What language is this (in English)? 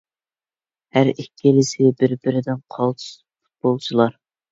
Uyghur